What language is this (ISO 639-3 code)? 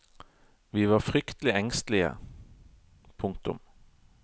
nor